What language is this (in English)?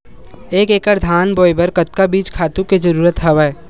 Chhattisgarhi